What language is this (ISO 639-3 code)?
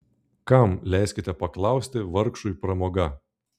lit